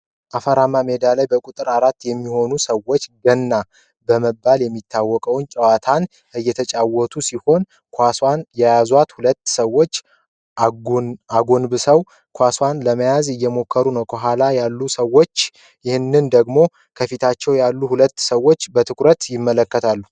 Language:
Amharic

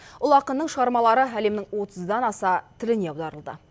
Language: Kazakh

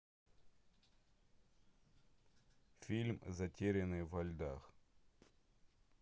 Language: Russian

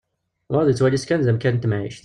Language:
Kabyle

